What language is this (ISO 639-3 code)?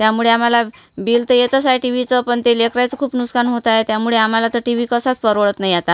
mar